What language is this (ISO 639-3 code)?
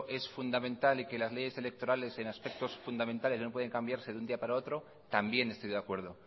spa